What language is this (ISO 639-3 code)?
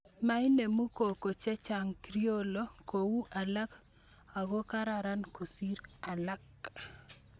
kln